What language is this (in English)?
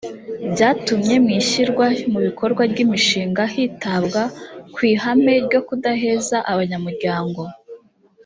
Kinyarwanda